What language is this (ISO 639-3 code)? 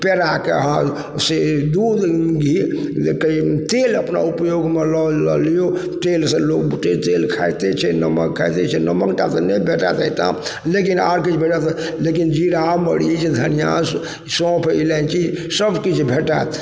mai